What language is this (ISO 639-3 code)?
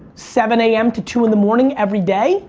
eng